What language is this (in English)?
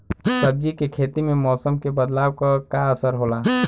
Bhojpuri